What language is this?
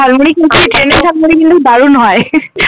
Bangla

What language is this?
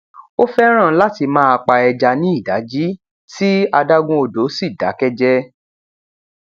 Yoruba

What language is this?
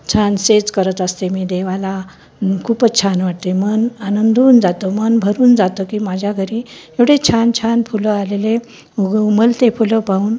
Marathi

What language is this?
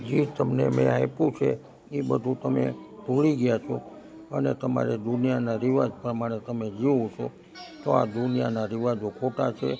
Gujarati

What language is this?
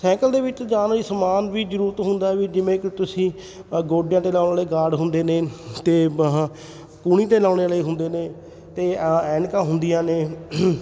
Punjabi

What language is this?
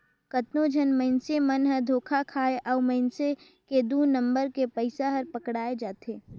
Chhattisgarhi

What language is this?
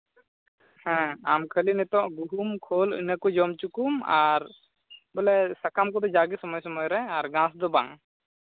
Santali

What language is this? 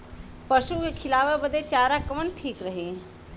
Bhojpuri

